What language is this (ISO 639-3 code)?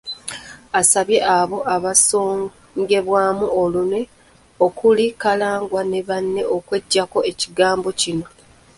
lug